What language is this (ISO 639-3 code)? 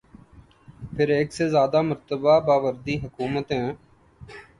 urd